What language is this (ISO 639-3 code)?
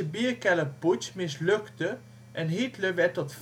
nld